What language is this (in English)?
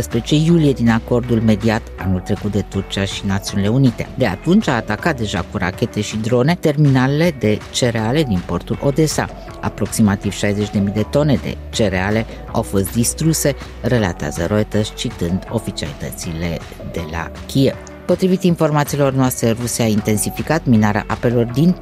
Romanian